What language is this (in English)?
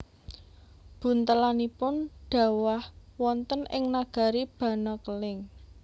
Javanese